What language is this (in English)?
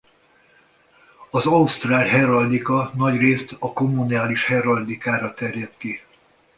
Hungarian